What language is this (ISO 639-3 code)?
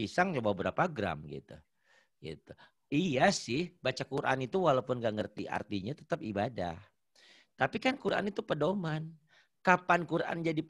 ind